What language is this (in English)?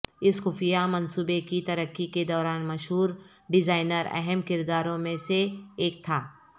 Urdu